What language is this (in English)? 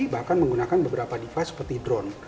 Indonesian